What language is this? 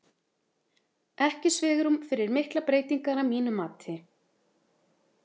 Icelandic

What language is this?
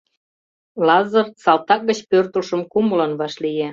Mari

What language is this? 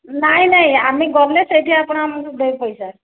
Odia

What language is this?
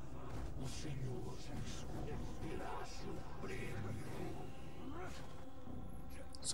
Portuguese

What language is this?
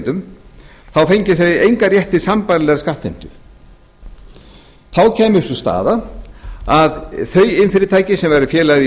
Icelandic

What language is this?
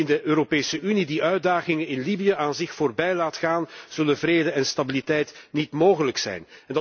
Dutch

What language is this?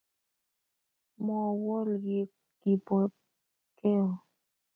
Kalenjin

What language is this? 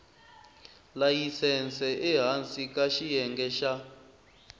Tsonga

